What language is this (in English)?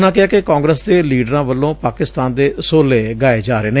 Punjabi